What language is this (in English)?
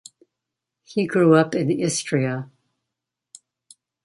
English